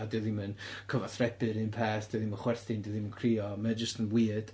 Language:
Welsh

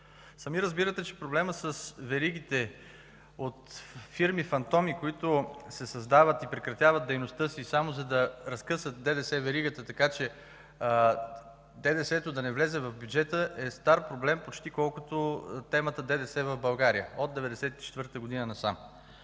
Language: Bulgarian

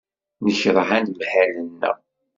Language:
Kabyle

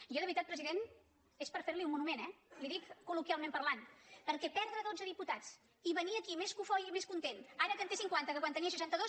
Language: Catalan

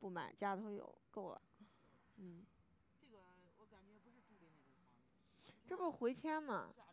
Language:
Chinese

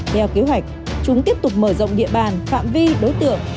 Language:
Vietnamese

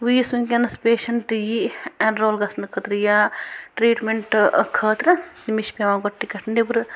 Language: Kashmiri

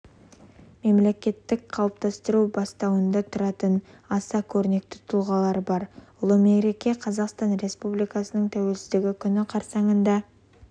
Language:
Kazakh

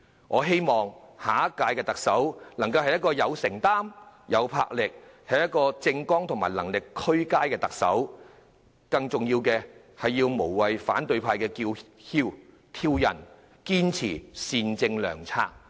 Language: Cantonese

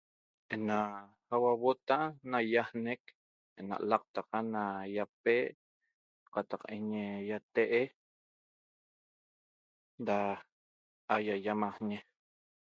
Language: Toba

